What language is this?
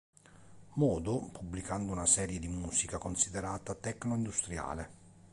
Italian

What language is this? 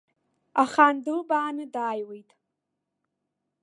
Abkhazian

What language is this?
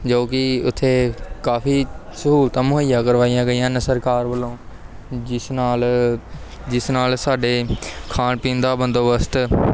Punjabi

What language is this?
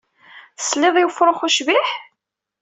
Kabyle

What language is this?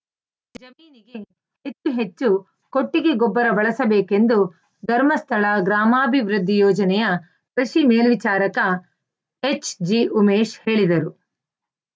Kannada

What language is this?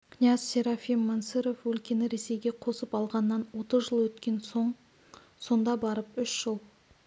Kazakh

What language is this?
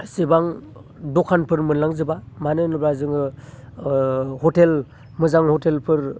Bodo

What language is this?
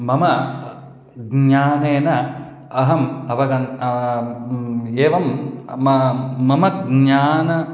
Sanskrit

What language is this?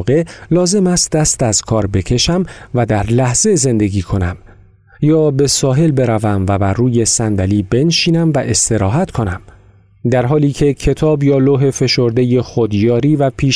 Persian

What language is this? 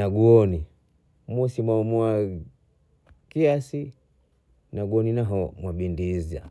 Bondei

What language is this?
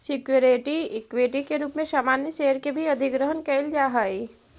Magahi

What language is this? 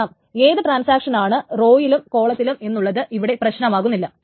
Malayalam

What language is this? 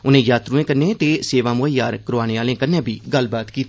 Dogri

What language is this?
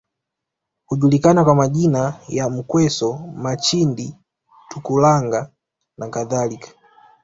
Swahili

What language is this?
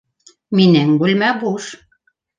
Bashkir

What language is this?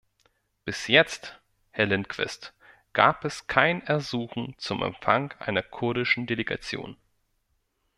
German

